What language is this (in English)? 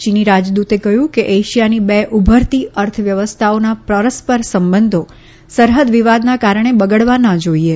Gujarati